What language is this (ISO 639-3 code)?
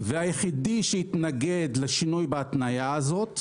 heb